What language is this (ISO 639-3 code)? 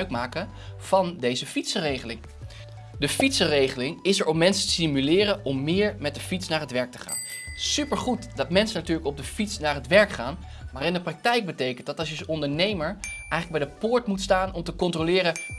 nld